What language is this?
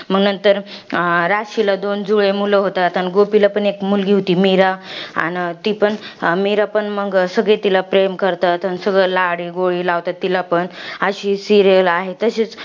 Marathi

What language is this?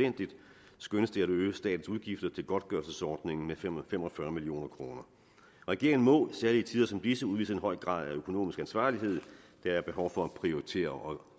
Danish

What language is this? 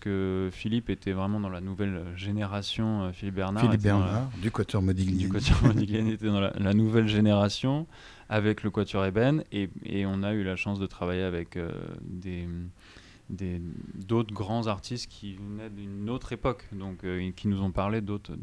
French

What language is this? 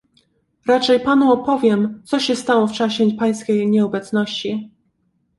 Polish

